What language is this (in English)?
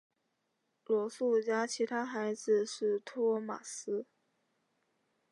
Chinese